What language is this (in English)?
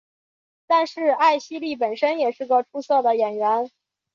Chinese